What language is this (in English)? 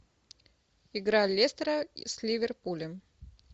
Russian